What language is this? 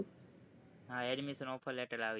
Gujarati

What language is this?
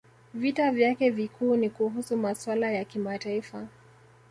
Swahili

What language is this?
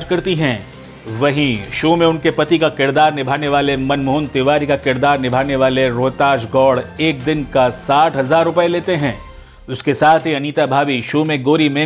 Hindi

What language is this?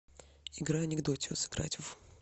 Russian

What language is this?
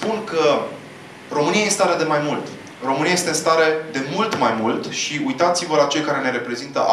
Romanian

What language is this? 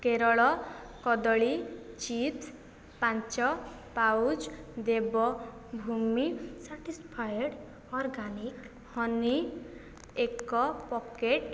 Odia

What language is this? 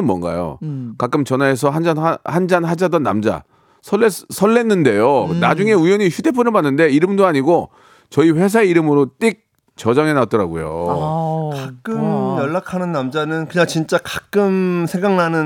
Korean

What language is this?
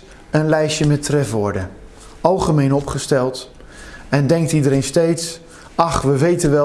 Dutch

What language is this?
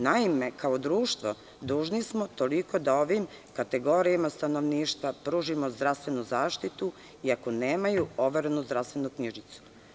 Serbian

